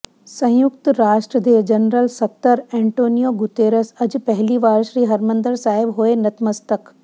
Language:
Punjabi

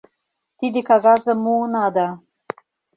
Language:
Mari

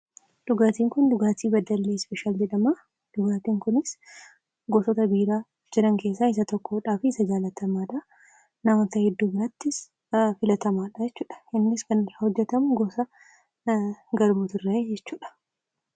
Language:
Oromo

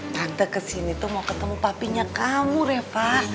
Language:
Indonesian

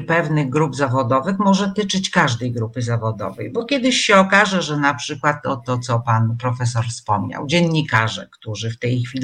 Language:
Polish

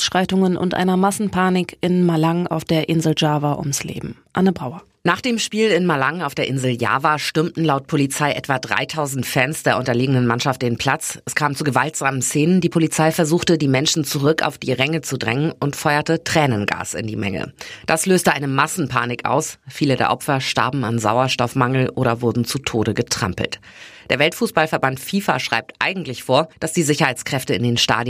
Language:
German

